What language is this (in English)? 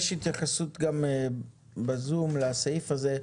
Hebrew